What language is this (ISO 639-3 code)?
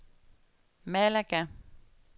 dan